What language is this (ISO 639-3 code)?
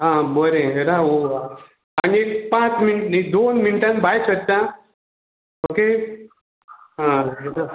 kok